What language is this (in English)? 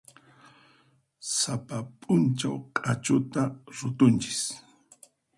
Puno Quechua